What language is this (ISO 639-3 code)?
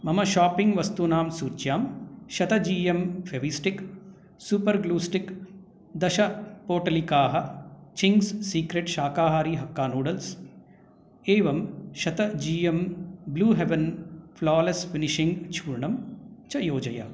san